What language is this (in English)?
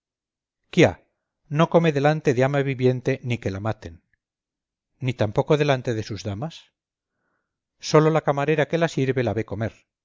Spanish